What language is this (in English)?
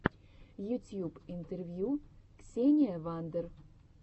Russian